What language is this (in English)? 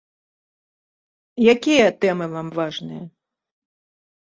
Belarusian